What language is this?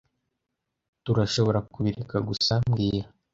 Kinyarwanda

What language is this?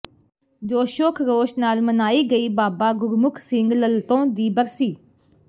Punjabi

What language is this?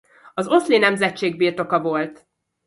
Hungarian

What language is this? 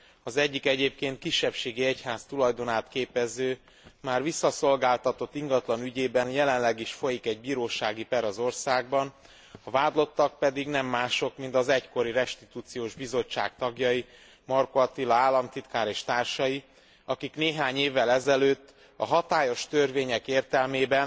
Hungarian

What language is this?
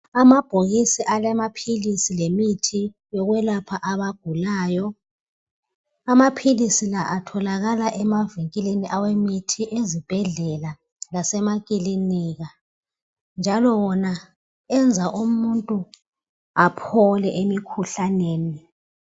North Ndebele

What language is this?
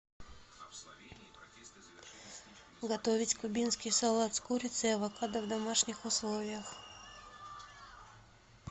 Russian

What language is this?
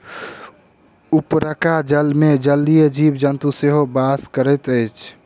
Maithili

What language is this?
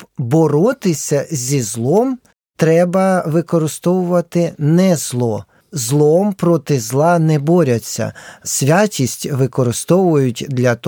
Ukrainian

